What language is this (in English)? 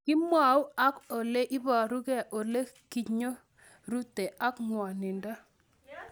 Kalenjin